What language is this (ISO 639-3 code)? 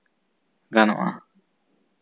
sat